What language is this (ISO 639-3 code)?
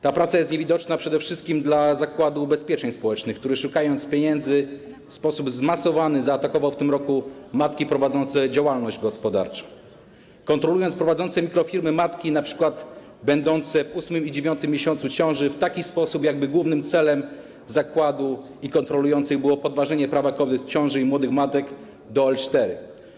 pol